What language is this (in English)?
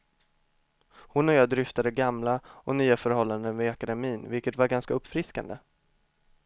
Swedish